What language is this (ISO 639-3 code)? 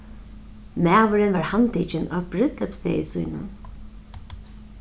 fao